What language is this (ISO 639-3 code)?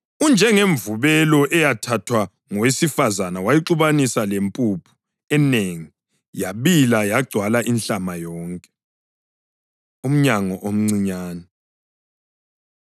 nde